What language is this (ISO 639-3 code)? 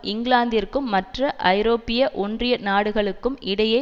tam